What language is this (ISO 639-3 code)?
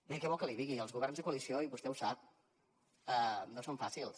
cat